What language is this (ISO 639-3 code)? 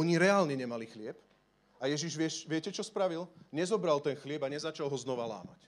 slk